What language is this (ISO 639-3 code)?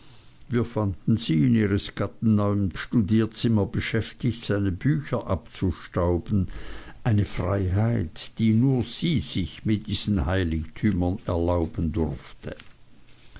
deu